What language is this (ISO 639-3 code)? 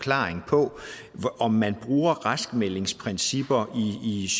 dan